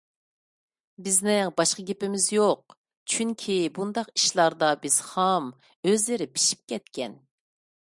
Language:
Uyghur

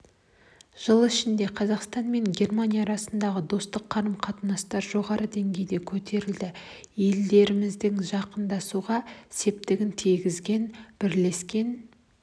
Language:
Kazakh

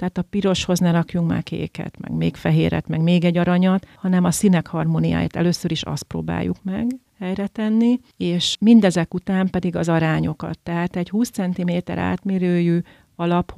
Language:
Hungarian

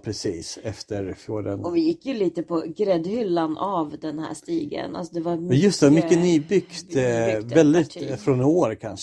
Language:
Swedish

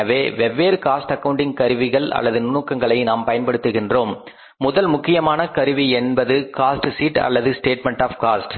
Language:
Tamil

